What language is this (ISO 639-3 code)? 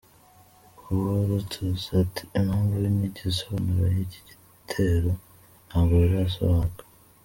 kin